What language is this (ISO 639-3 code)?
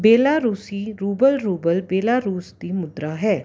pan